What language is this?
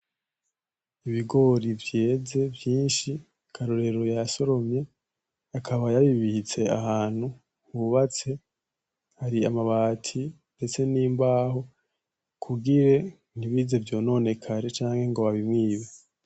Rundi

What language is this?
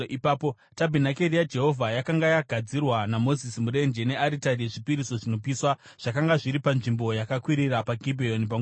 Shona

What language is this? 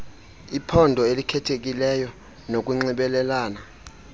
Xhosa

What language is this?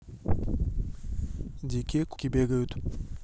Russian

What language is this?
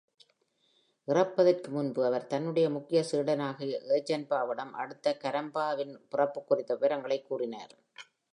Tamil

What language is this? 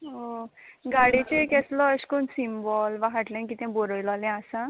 Konkani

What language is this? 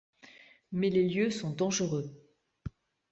French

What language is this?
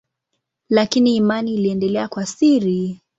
Swahili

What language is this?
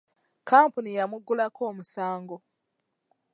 Ganda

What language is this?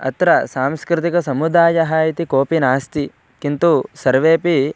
Sanskrit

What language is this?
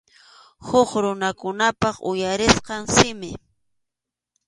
Arequipa-La Unión Quechua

